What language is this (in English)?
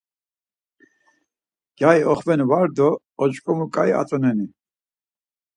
Laz